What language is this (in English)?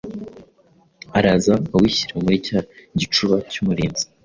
Kinyarwanda